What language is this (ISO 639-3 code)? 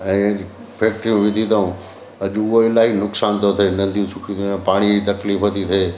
snd